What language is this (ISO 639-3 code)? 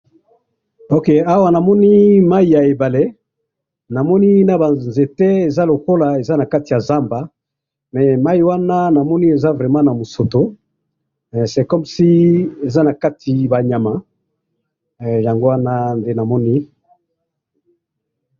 lin